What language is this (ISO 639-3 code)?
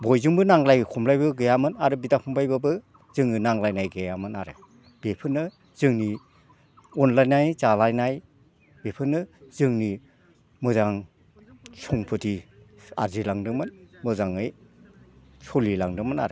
brx